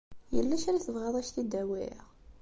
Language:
Kabyle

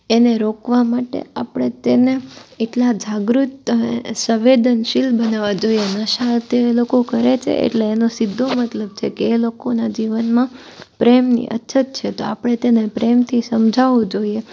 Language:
Gujarati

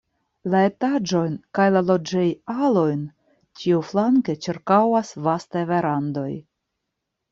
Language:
Esperanto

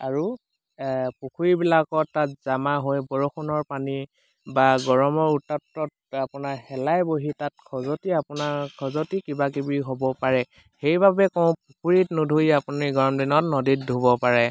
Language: Assamese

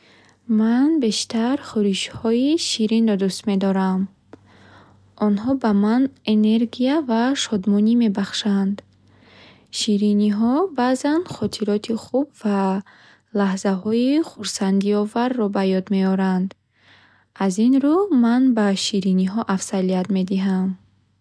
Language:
Bukharic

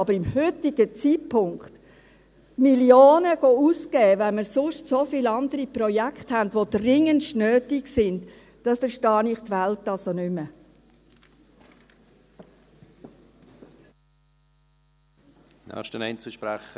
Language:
Swiss German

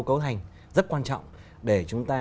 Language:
Vietnamese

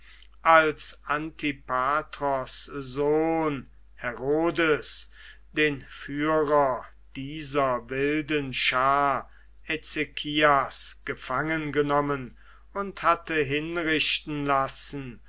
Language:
German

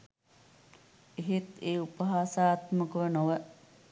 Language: Sinhala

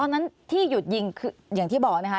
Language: Thai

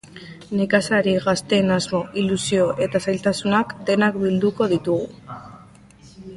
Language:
Basque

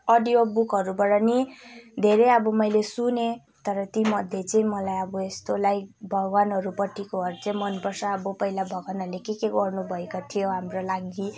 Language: Nepali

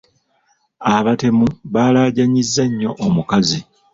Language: Ganda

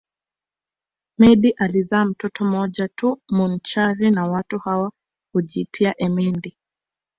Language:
Swahili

